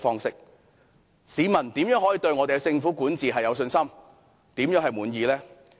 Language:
Cantonese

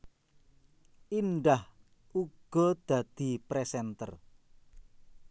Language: Javanese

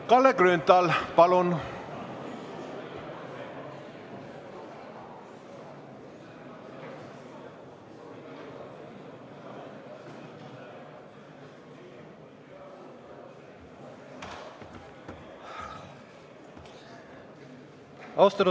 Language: Estonian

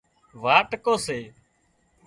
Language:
Wadiyara Koli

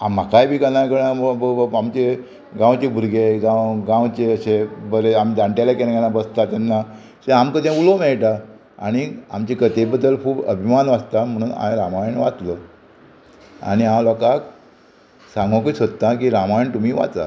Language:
Konkani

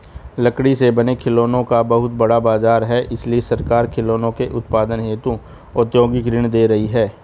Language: Hindi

